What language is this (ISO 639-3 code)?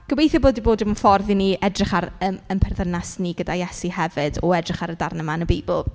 cym